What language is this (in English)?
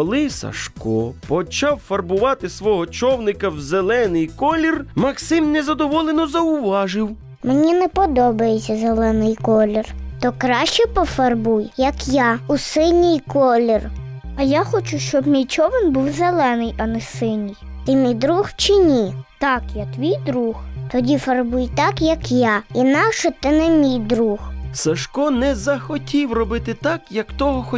Ukrainian